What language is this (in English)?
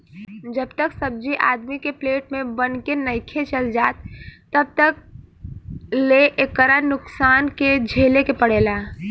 Bhojpuri